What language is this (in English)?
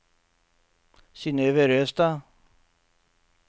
Norwegian